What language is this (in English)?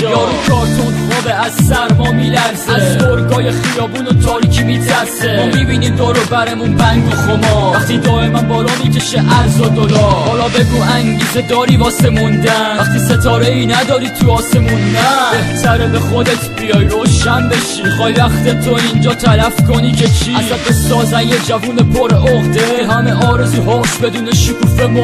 Persian